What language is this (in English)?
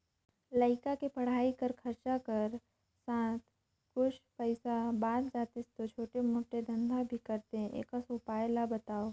Chhattisgarhi